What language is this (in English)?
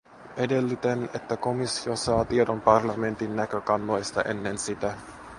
Finnish